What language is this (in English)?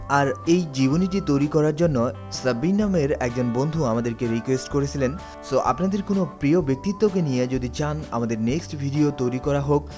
Bangla